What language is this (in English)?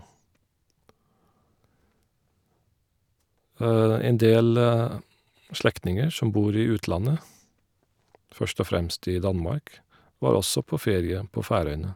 Norwegian